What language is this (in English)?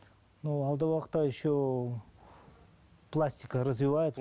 Kazakh